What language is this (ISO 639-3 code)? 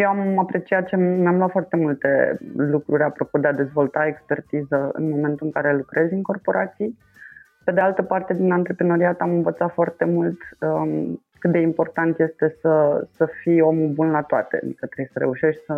ron